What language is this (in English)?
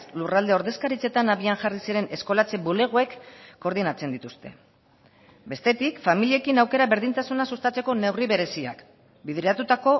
Basque